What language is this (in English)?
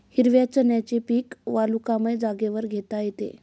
Marathi